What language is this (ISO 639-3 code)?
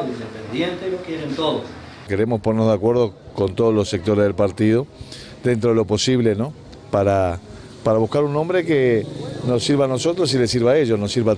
spa